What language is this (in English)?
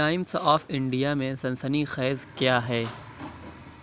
Urdu